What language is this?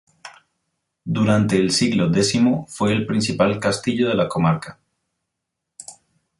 Spanish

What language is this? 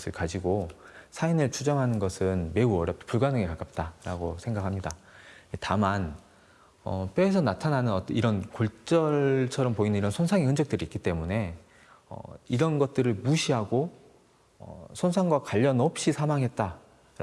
Korean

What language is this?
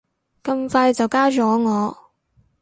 Cantonese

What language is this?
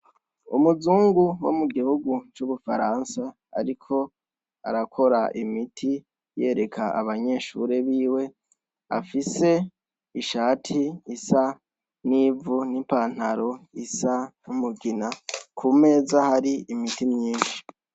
Rundi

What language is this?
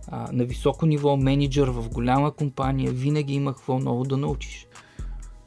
Bulgarian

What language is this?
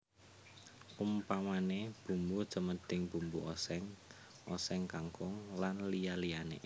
Javanese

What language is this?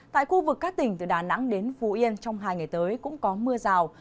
Vietnamese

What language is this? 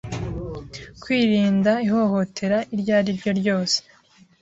Kinyarwanda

